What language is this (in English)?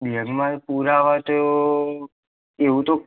Gujarati